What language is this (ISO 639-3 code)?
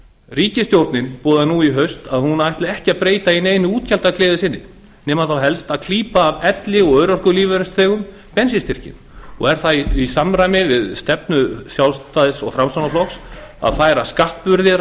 isl